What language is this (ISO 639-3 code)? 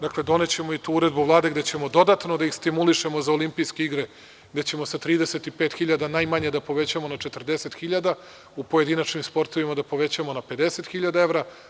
srp